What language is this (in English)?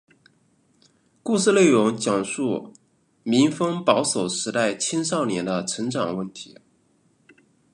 Chinese